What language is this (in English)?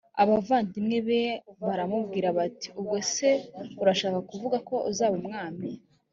Kinyarwanda